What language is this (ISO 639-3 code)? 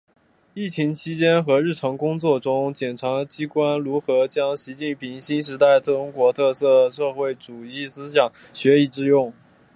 zho